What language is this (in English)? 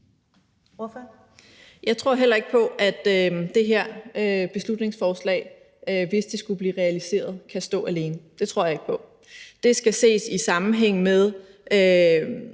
Danish